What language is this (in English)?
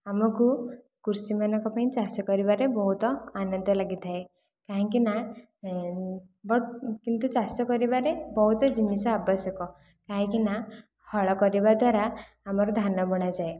Odia